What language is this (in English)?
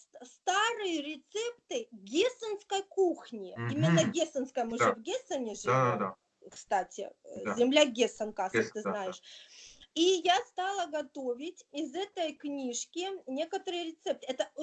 Russian